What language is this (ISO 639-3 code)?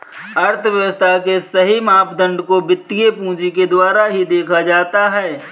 hin